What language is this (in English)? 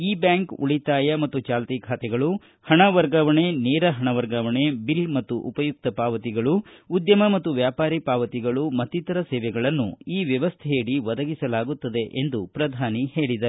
Kannada